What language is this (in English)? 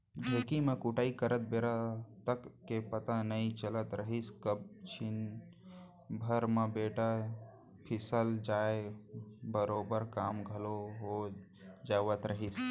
Chhattisgarhi